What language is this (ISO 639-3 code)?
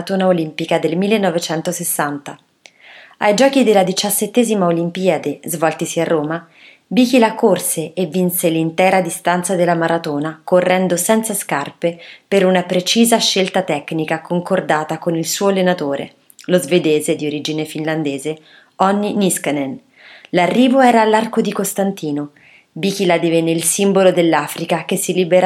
ita